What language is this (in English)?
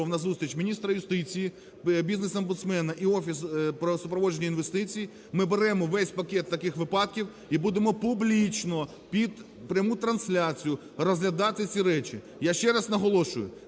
Ukrainian